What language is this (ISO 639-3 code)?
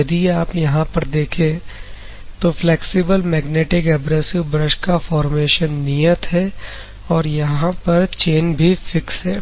hin